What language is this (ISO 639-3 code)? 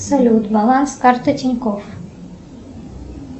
rus